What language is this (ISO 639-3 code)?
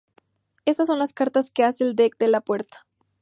spa